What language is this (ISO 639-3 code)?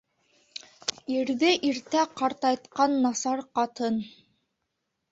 bak